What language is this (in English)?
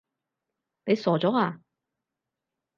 Cantonese